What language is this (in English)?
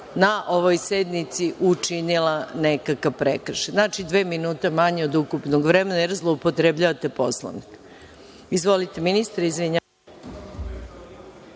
Serbian